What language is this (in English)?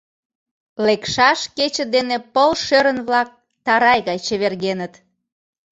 Mari